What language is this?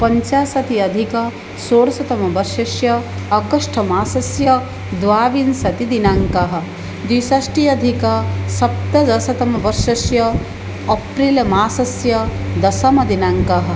Sanskrit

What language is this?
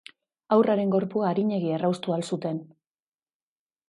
Basque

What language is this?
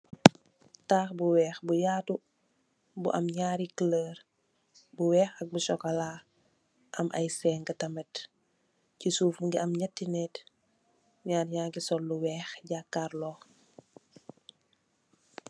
Wolof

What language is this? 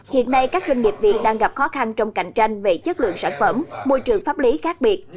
Vietnamese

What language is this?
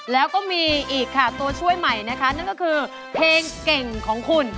Thai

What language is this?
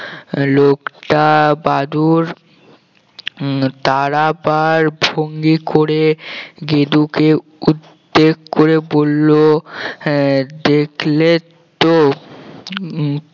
Bangla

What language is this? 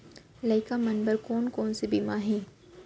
Chhattisgarhi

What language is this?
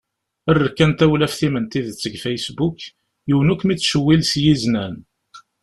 Kabyle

